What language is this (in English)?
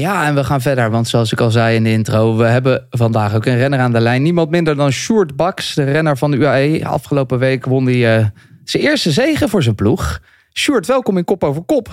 Dutch